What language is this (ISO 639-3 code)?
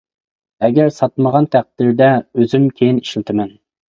uig